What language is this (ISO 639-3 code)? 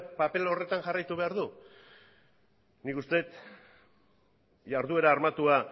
eus